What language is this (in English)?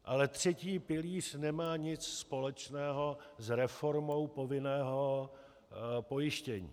Czech